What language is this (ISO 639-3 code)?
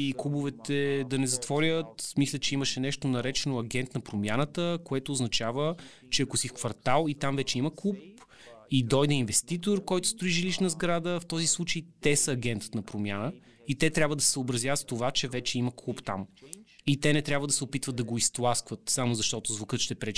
bul